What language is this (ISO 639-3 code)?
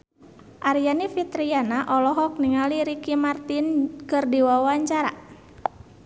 sun